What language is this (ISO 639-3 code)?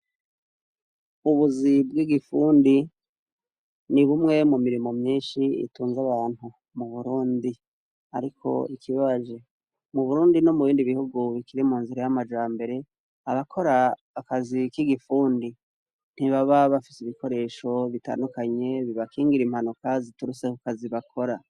run